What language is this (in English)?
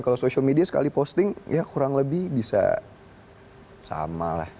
Indonesian